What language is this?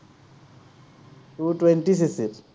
Assamese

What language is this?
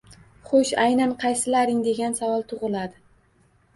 Uzbek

